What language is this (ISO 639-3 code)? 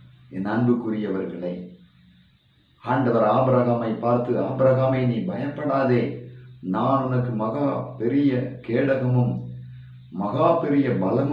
ron